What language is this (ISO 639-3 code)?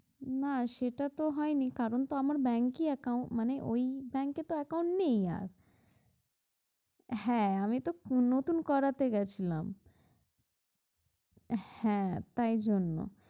ben